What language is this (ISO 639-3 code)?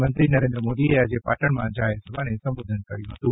guj